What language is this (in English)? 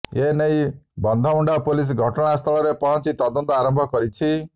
Odia